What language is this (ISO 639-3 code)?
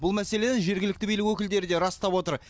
kaz